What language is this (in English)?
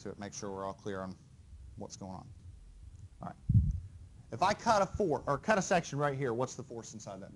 English